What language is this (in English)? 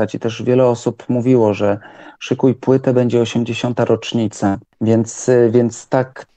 Polish